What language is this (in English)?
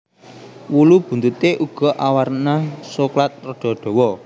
Javanese